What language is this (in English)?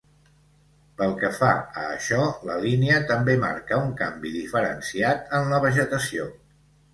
Catalan